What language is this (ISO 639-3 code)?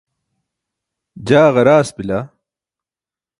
bsk